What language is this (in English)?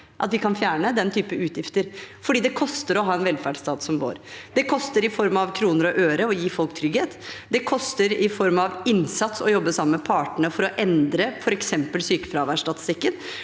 Norwegian